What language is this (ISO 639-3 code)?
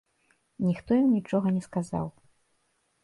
bel